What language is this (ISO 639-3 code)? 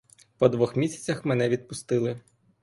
ukr